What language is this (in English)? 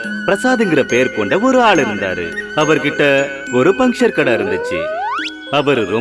Indonesian